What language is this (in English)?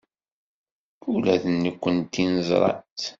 Kabyle